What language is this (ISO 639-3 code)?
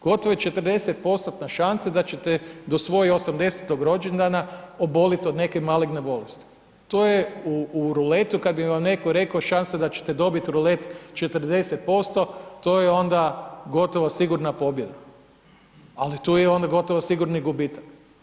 hrv